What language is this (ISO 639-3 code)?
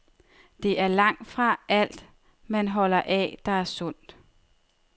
dan